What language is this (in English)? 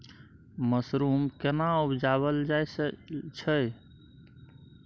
Maithili